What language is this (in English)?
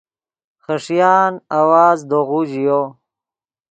Yidgha